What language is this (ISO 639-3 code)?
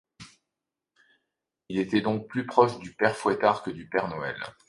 fra